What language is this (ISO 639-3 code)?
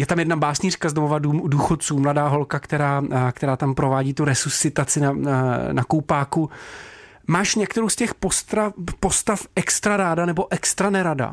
ces